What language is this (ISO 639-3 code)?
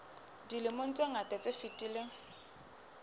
sot